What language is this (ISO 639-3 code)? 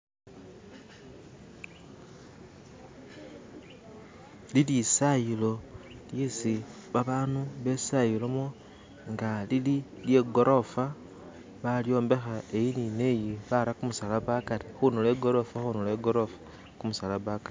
myx